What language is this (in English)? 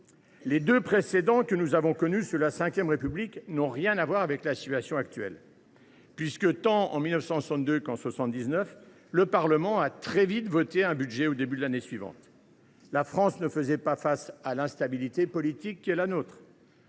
French